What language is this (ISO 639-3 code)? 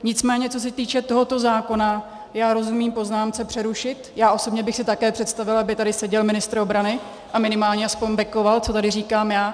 ces